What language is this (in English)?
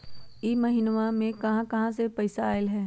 Magahi